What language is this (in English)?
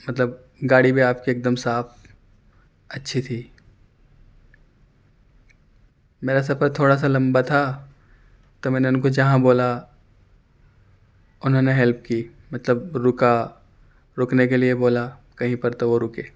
Urdu